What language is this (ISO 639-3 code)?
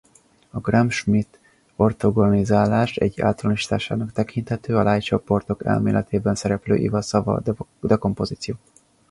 hun